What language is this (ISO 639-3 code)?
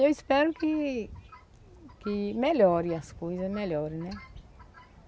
por